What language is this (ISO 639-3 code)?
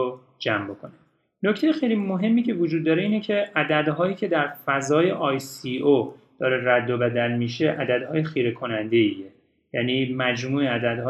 fas